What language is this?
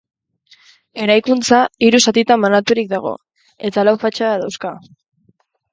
Basque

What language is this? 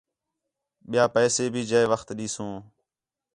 Khetrani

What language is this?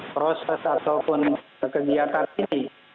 Indonesian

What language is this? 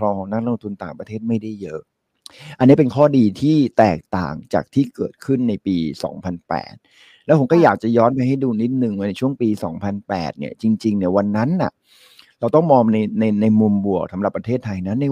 Thai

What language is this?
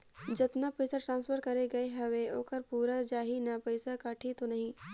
Chhattisgarhi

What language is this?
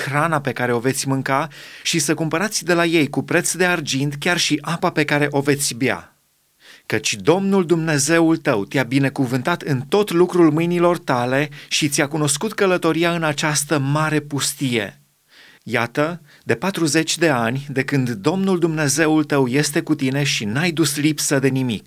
Romanian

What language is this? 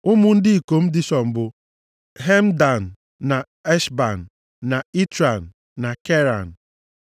Igbo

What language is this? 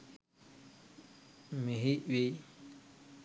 Sinhala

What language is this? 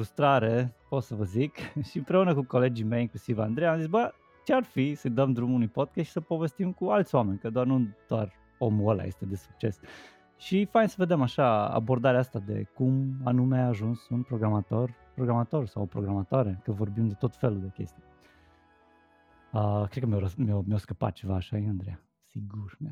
Romanian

